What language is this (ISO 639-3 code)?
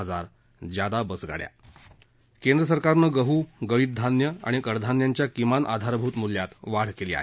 mar